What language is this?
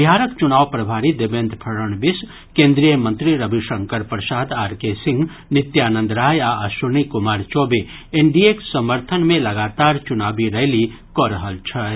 Maithili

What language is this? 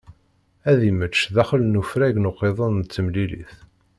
Kabyle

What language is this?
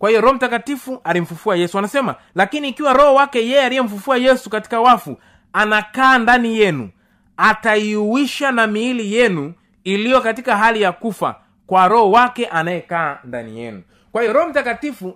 Swahili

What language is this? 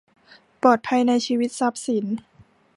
Thai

